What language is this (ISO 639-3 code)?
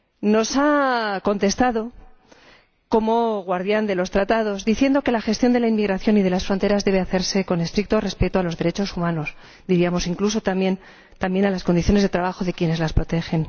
spa